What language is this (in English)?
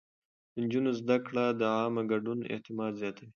Pashto